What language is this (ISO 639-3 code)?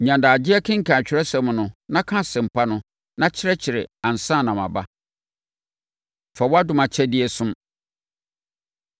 aka